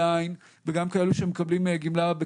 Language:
Hebrew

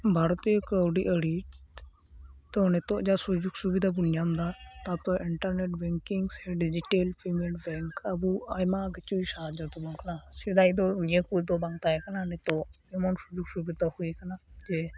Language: Santali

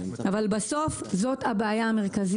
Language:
Hebrew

